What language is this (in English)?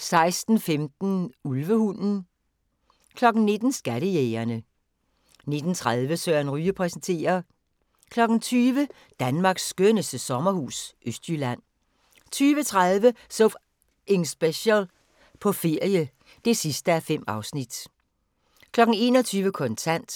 Danish